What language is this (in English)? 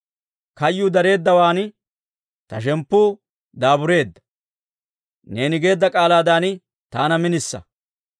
Dawro